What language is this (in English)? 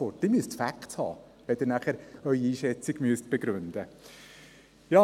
Swiss German